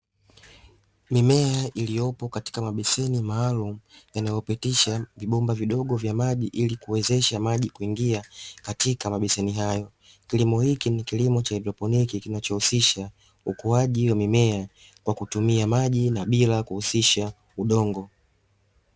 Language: Swahili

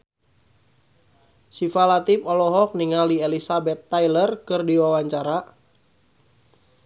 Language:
Sundanese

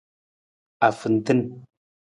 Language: Nawdm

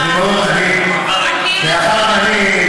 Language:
Hebrew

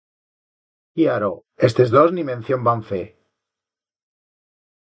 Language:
Aragonese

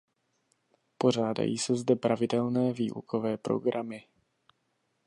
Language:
Czech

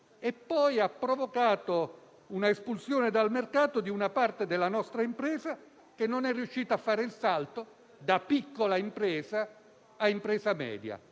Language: Italian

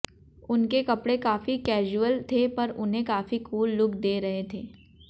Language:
Hindi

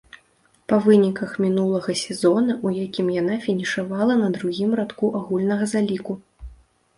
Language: Belarusian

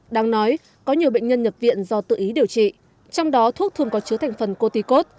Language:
Vietnamese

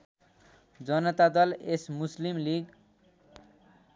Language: Nepali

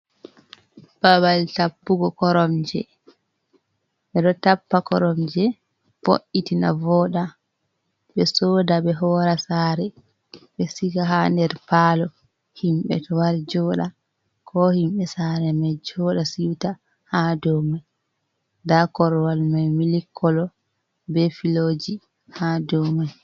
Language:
Fula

